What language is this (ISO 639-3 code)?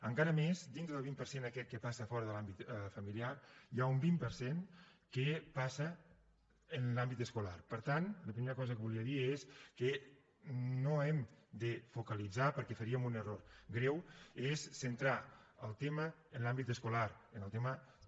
cat